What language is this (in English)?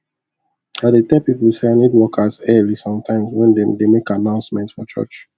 Nigerian Pidgin